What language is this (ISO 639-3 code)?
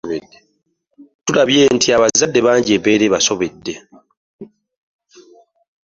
lug